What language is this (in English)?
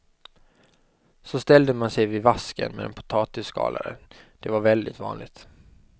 Swedish